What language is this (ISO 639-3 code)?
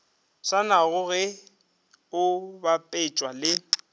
nso